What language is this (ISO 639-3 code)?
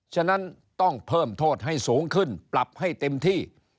tha